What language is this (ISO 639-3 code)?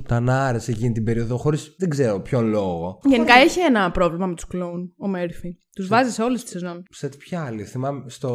ell